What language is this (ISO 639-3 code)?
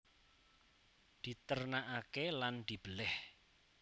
jav